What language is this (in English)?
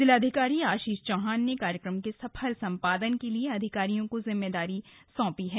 Hindi